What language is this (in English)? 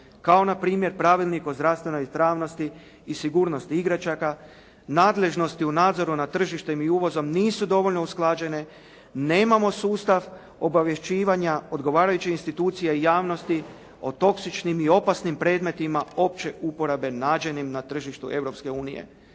Croatian